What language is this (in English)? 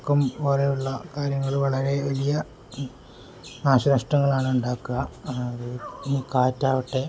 Malayalam